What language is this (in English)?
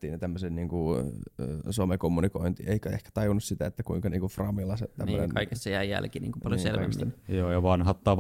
Finnish